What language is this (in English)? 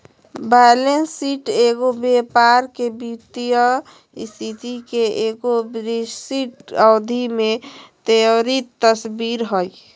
Magahi